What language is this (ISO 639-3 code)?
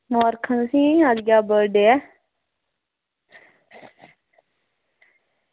doi